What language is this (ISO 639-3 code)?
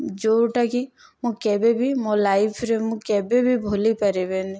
ori